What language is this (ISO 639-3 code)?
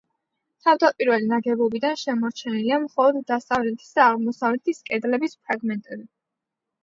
kat